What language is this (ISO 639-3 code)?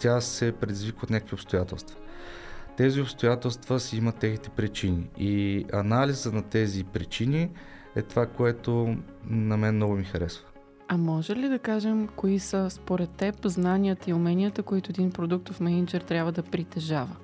bul